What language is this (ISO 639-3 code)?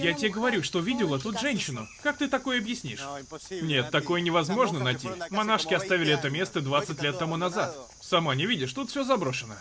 rus